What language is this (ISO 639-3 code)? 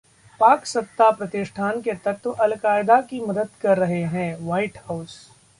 hin